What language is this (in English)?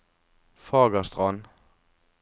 Norwegian